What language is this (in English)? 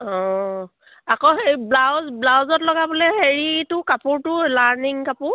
Assamese